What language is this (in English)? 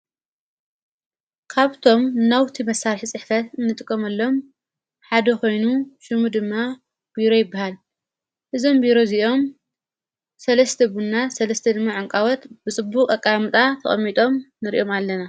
Tigrinya